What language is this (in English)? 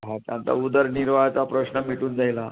Marathi